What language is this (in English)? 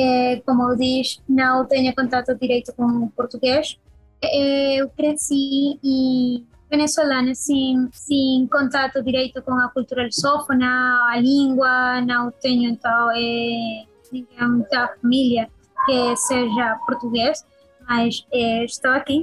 Portuguese